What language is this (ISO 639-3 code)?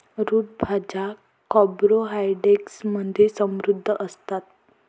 mar